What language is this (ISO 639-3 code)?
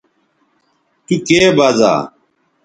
btv